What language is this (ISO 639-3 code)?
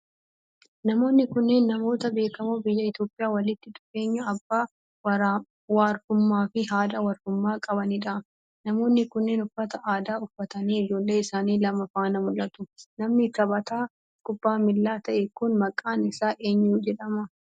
orm